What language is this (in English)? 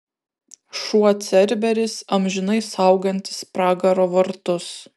Lithuanian